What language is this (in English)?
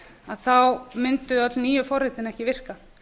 Icelandic